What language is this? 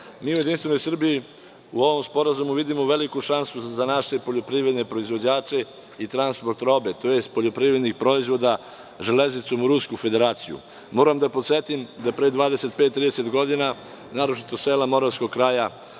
Serbian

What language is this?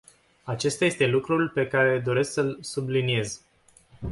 Romanian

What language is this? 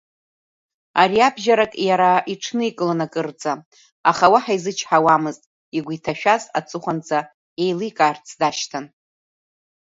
Abkhazian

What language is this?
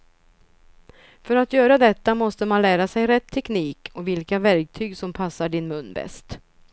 Swedish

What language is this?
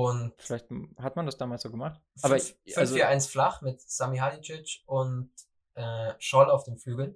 German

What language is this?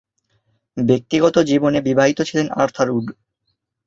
Bangla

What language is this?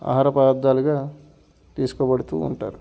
Telugu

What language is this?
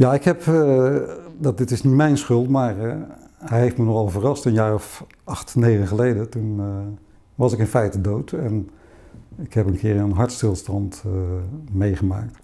Dutch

